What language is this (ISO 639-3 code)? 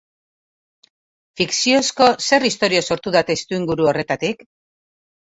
eus